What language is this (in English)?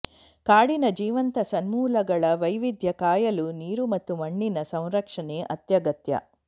Kannada